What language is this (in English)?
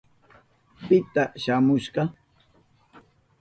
Southern Pastaza Quechua